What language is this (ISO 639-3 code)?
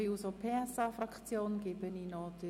gsw